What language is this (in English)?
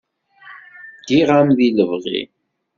Kabyle